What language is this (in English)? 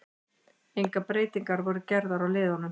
Icelandic